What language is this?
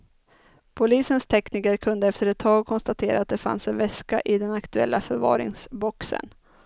Swedish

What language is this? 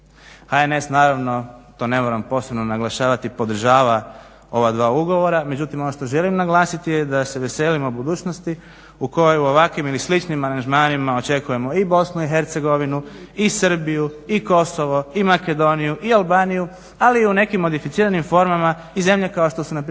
Croatian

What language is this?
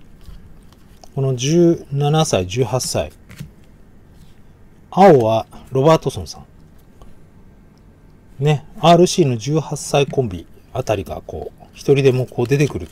Japanese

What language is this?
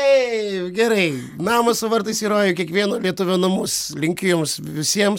Lithuanian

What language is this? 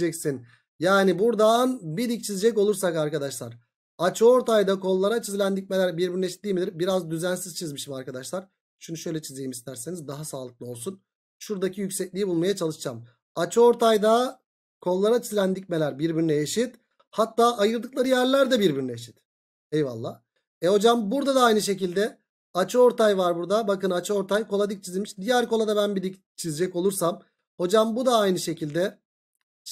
Turkish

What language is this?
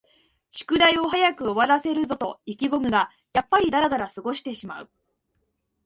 Japanese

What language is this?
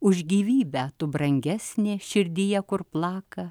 Lithuanian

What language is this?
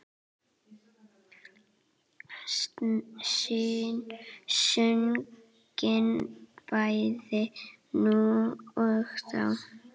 Icelandic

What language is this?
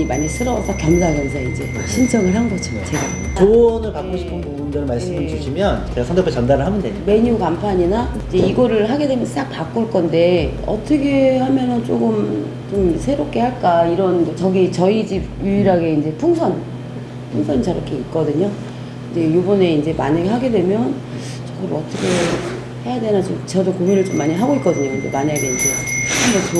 Korean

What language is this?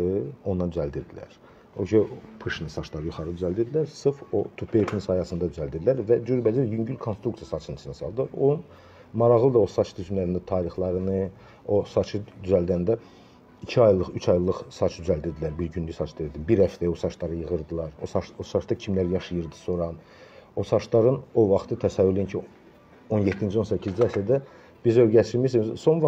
Turkish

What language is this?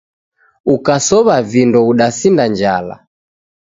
Taita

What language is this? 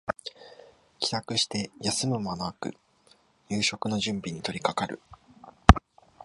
Japanese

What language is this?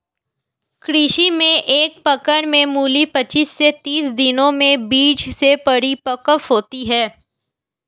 Hindi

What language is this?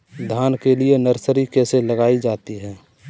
Hindi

